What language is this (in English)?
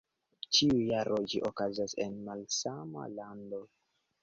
Esperanto